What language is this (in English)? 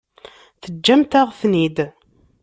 Kabyle